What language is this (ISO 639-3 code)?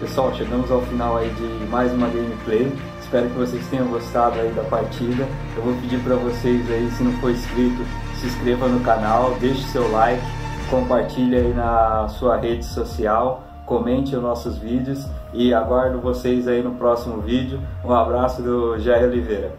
por